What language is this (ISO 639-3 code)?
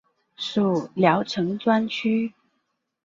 zho